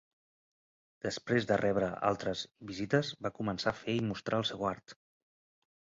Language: Catalan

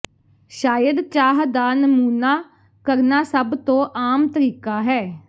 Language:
Punjabi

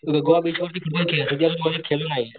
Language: Marathi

